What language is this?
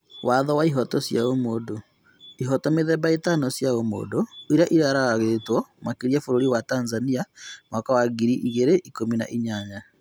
Kikuyu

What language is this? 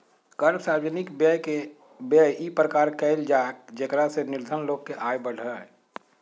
Magahi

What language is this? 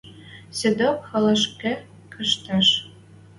Western Mari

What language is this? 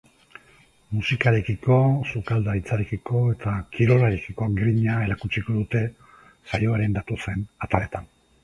Basque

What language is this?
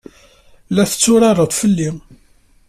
Kabyle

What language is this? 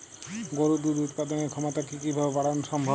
Bangla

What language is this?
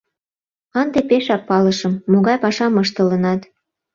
Mari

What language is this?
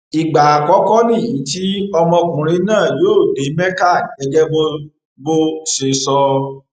Yoruba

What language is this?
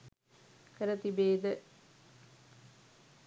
Sinhala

